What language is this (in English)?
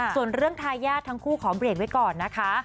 Thai